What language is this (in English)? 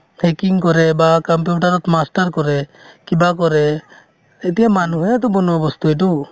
Assamese